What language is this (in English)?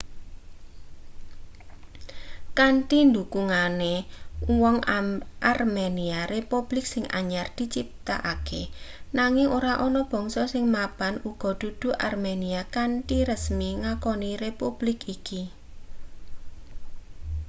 Javanese